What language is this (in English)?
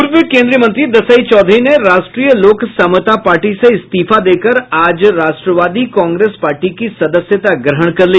Hindi